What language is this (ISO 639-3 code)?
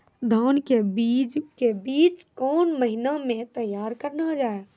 mai